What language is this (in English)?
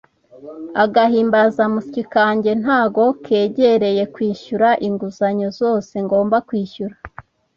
Kinyarwanda